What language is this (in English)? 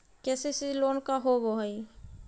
Magahi